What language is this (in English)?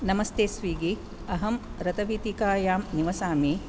Sanskrit